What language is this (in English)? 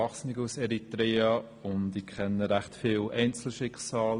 Swiss German